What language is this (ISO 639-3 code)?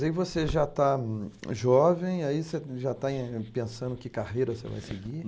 por